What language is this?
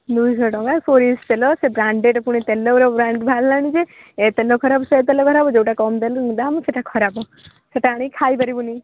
Odia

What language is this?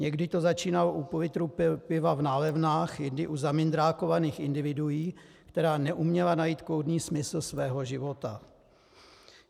Czech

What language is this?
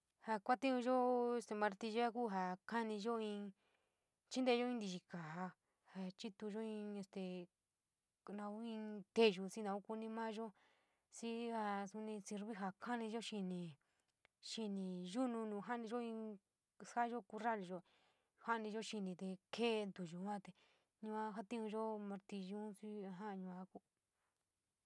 San Miguel El Grande Mixtec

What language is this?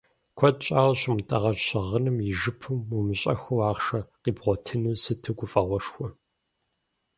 Kabardian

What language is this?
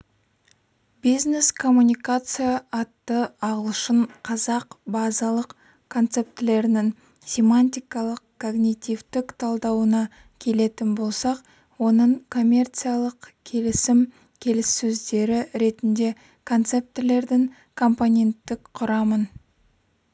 Kazakh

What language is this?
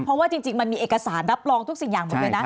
Thai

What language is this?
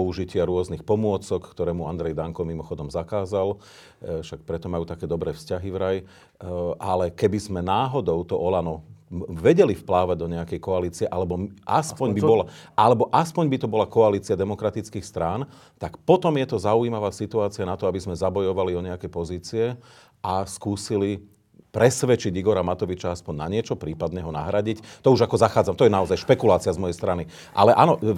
Slovak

